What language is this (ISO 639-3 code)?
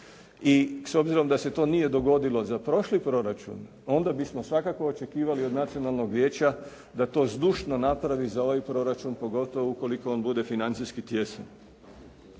hrv